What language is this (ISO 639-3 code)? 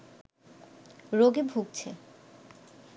ben